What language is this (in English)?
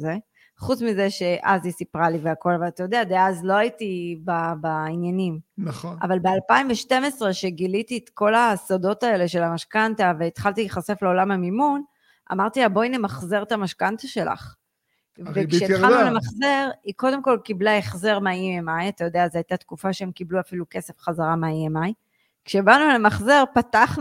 Hebrew